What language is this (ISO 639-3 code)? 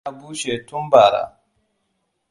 hau